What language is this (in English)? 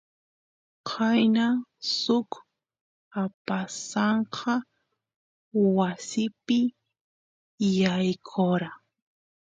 Santiago del Estero Quichua